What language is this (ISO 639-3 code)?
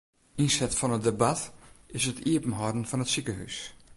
fry